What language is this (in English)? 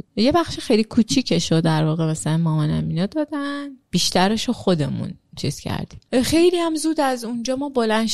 Persian